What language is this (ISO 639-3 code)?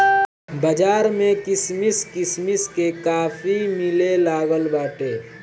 bho